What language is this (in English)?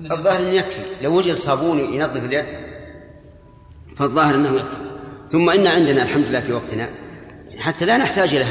Arabic